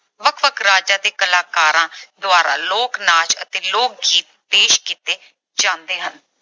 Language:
Punjabi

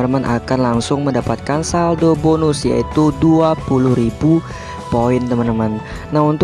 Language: Indonesian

